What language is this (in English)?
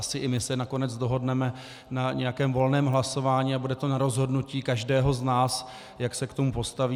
Czech